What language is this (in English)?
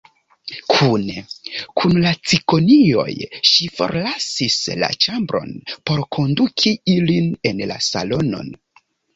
Esperanto